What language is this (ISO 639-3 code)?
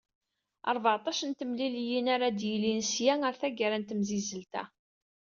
kab